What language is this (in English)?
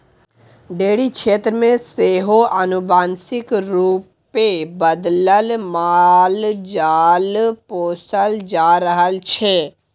Maithili